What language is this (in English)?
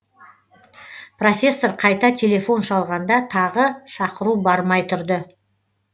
Kazakh